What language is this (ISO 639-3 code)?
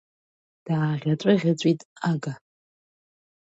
abk